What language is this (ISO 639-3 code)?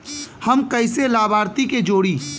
bho